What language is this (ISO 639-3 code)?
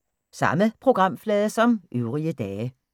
dan